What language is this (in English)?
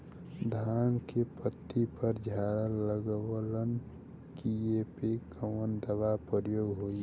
Bhojpuri